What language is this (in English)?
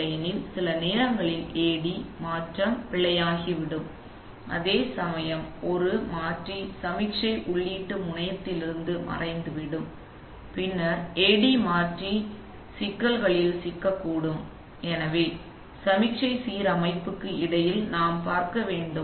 Tamil